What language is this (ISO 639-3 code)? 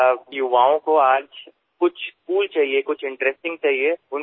asm